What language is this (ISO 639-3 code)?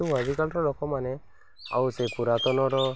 ori